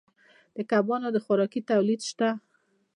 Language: Pashto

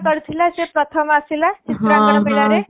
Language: Odia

